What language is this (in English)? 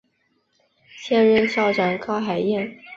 Chinese